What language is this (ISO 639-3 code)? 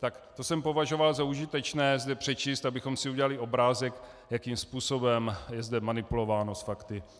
ces